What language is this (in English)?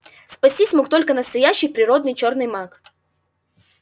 Russian